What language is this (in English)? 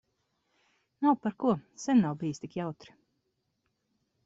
Latvian